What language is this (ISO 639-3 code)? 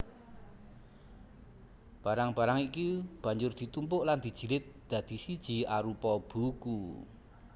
jav